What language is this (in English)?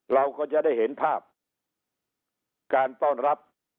Thai